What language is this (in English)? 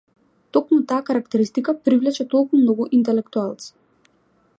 Macedonian